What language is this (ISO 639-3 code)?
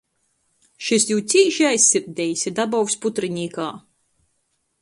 ltg